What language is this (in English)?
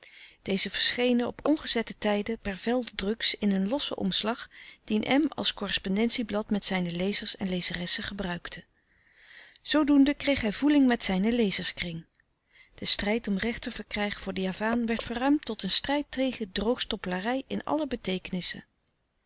Dutch